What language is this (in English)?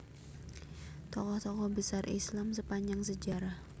Javanese